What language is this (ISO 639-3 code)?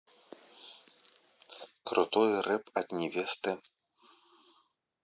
rus